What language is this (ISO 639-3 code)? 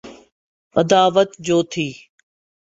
urd